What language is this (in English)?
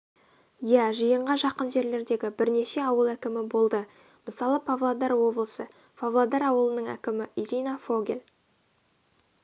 Kazakh